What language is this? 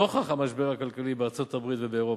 Hebrew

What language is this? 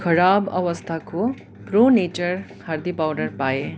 Nepali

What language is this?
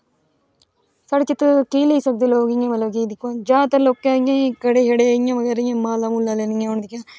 Dogri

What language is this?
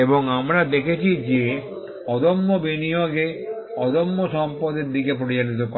Bangla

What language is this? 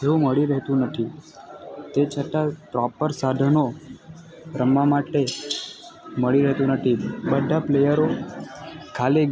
Gujarati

